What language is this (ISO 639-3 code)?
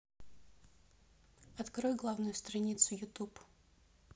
rus